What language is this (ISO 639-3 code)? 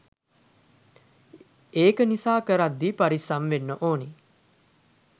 sin